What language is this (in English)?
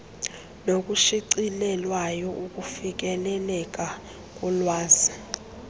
Xhosa